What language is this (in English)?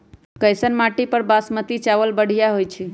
Magahi